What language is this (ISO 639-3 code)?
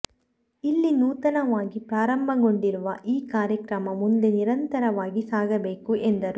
kan